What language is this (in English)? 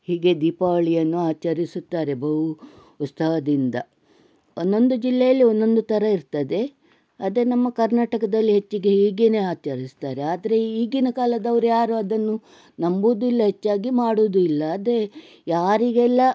Kannada